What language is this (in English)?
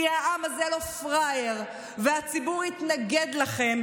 Hebrew